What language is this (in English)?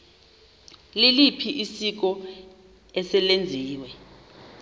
Xhosa